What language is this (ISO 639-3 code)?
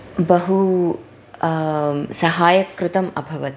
san